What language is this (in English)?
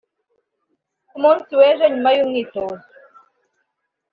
Kinyarwanda